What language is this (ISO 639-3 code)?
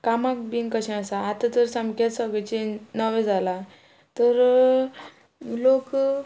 kok